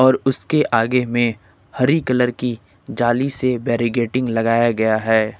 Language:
Hindi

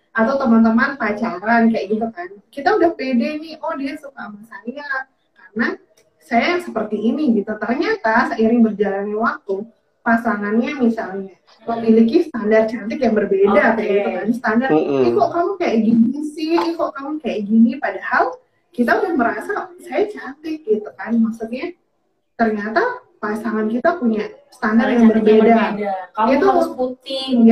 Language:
Indonesian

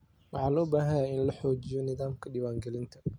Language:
Somali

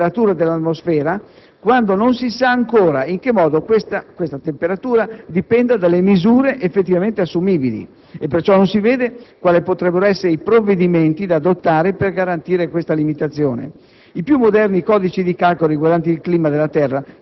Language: Italian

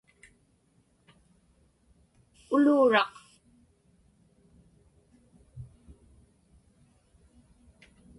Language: Inupiaq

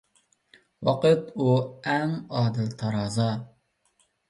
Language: Uyghur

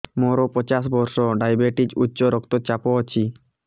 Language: Odia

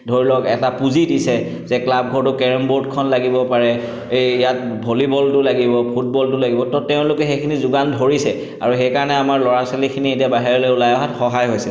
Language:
Assamese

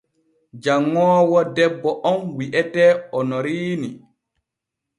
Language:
Borgu Fulfulde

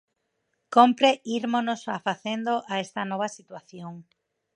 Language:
Galician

